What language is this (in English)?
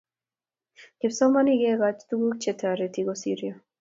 Kalenjin